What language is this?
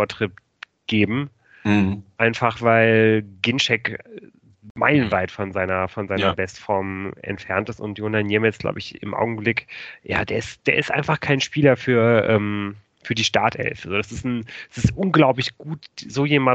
German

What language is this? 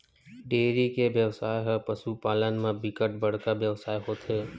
Chhattisgarhi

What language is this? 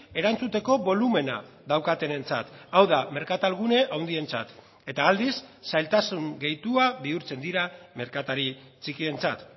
Basque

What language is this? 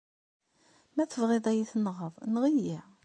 Kabyle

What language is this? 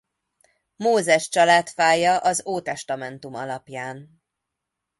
Hungarian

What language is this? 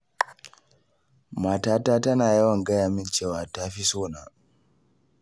Hausa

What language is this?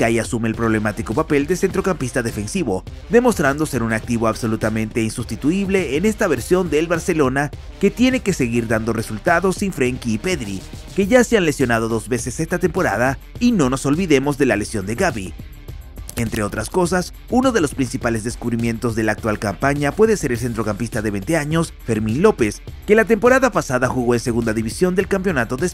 Spanish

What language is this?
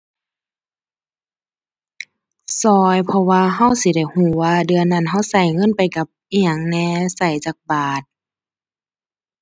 Thai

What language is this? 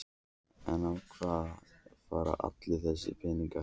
Icelandic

